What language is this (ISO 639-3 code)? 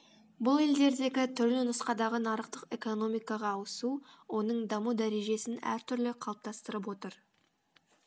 kaz